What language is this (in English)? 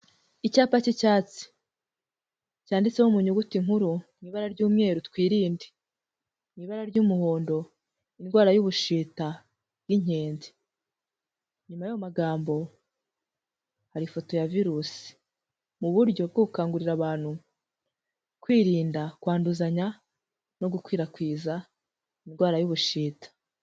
Kinyarwanda